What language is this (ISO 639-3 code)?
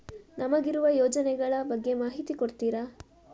kan